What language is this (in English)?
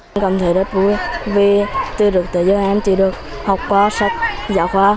Vietnamese